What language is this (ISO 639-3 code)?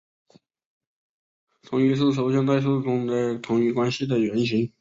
zho